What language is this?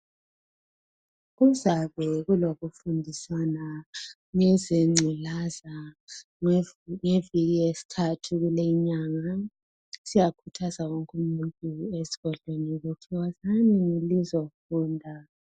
North Ndebele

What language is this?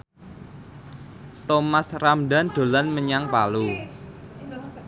Javanese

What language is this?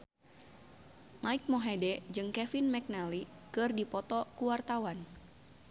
Sundanese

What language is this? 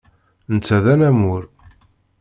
Kabyle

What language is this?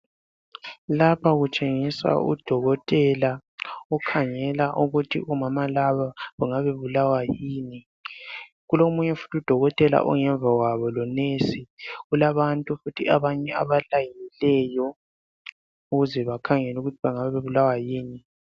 North Ndebele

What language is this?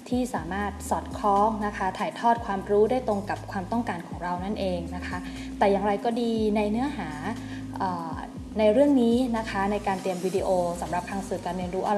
Thai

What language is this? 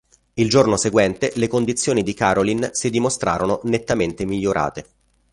Italian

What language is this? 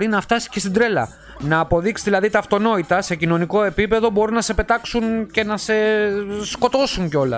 Greek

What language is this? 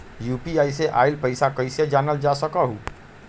Magahi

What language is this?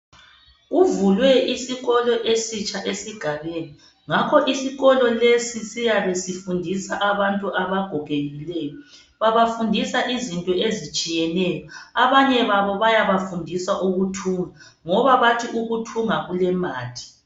North Ndebele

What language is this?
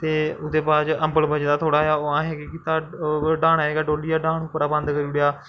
Dogri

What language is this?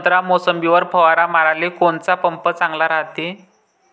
Marathi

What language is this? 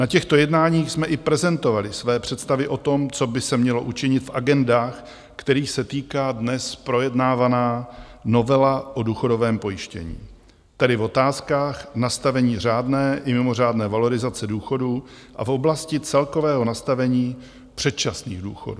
Czech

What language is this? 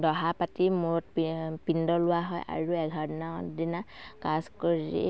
Assamese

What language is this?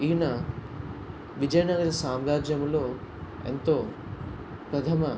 Telugu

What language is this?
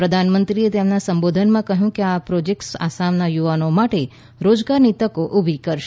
Gujarati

